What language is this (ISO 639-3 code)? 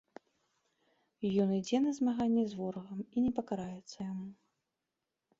bel